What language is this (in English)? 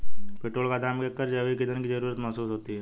Hindi